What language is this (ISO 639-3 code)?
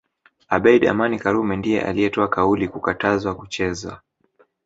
swa